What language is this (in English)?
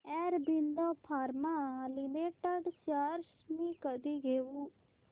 Marathi